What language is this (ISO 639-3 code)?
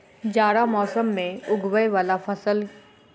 mai